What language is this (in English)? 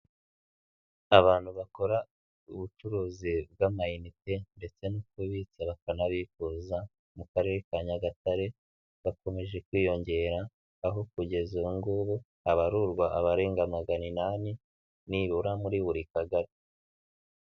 Kinyarwanda